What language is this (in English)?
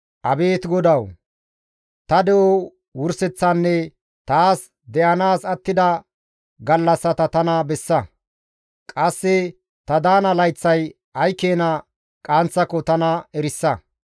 Gamo